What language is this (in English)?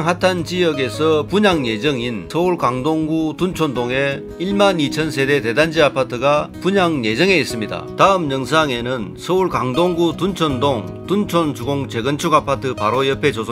Korean